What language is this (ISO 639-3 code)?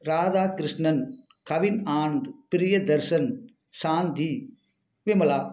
tam